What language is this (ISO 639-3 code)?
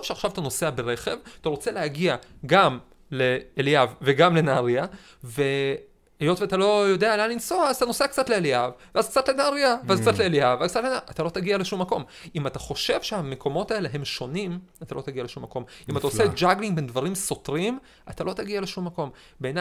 heb